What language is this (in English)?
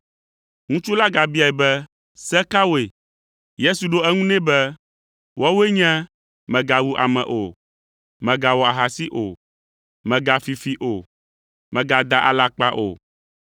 Ewe